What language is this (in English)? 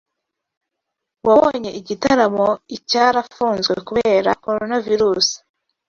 Kinyarwanda